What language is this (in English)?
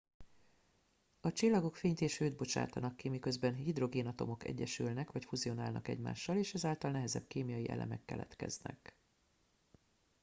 Hungarian